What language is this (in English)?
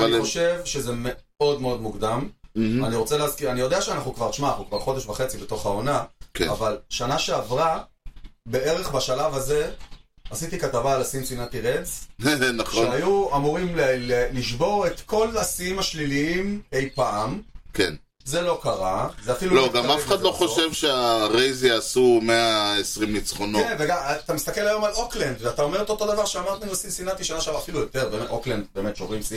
Hebrew